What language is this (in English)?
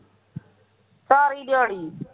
Punjabi